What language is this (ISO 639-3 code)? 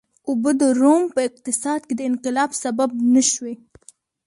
pus